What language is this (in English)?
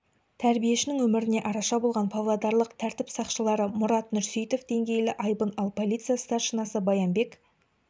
Kazakh